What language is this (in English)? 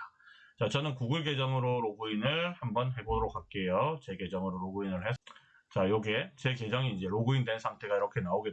Korean